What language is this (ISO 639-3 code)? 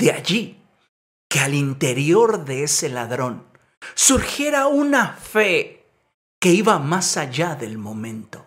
spa